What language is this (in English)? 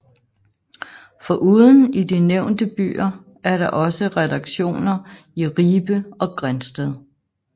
Danish